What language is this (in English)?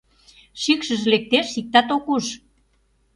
Mari